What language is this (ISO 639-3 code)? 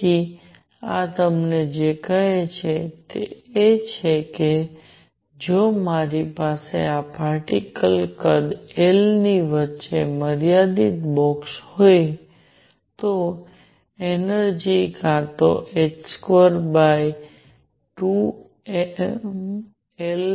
guj